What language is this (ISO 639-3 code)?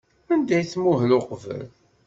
kab